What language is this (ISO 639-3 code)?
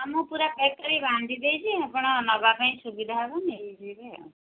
ori